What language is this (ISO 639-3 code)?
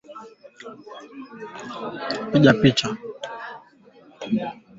swa